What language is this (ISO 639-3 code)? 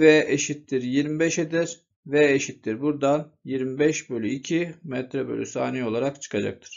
tur